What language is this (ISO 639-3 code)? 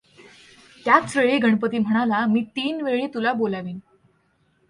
mar